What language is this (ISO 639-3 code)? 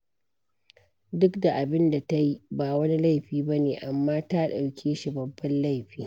hau